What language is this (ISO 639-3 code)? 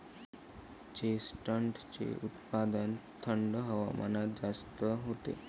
mar